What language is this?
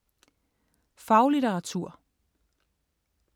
Danish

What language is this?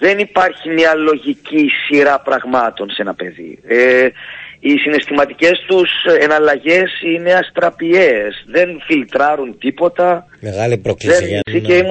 Greek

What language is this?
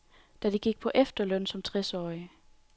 Danish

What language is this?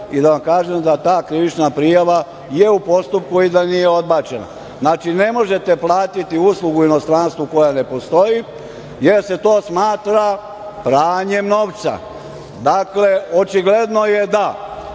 Serbian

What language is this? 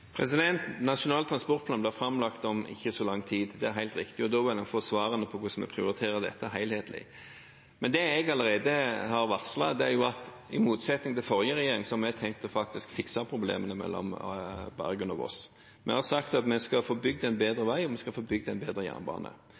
Norwegian Bokmål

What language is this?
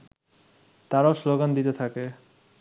Bangla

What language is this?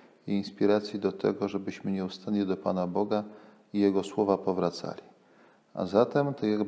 Polish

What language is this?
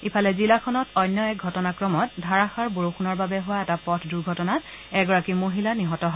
Assamese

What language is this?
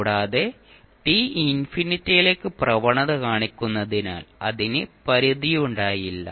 Malayalam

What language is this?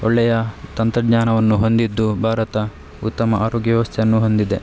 Kannada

